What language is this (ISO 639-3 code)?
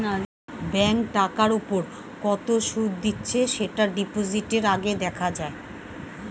ben